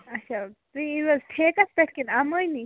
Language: Kashmiri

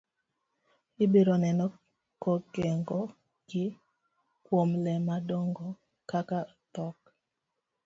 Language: Luo (Kenya and Tanzania)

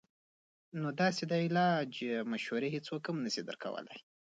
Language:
Pashto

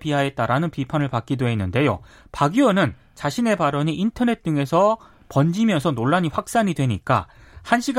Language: Korean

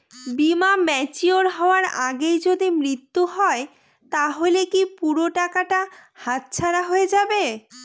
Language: Bangla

